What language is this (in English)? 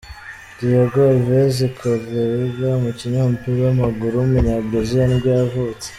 Kinyarwanda